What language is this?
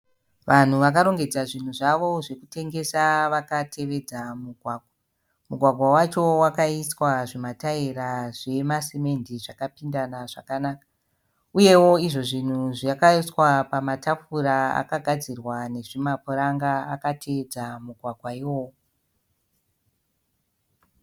Shona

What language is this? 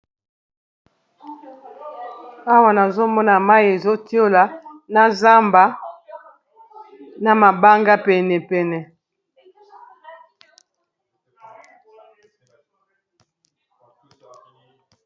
Lingala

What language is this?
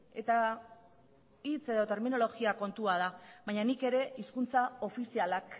Basque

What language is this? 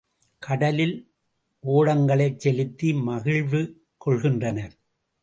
Tamil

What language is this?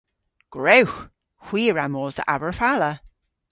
Cornish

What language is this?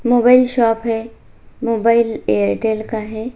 Hindi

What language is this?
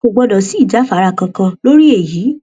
Yoruba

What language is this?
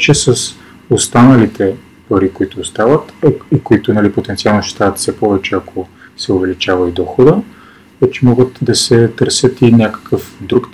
Bulgarian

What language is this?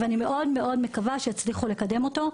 Hebrew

